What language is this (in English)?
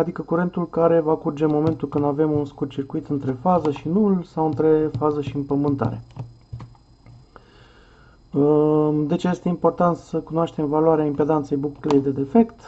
Romanian